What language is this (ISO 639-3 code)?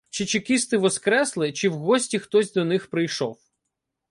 ukr